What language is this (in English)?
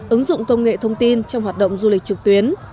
Vietnamese